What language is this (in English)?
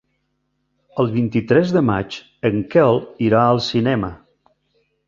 Catalan